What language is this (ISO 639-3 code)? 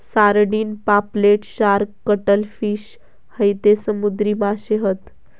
mar